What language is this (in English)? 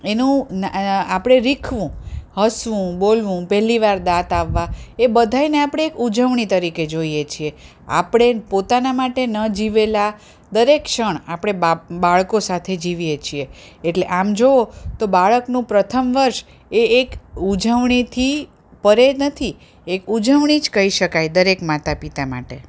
Gujarati